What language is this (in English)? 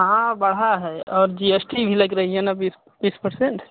Hindi